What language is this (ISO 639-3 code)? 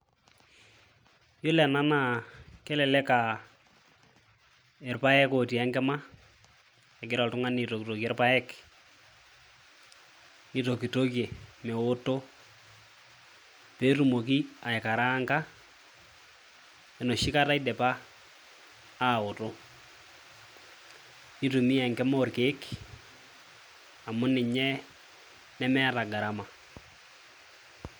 mas